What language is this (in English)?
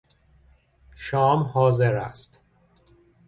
Persian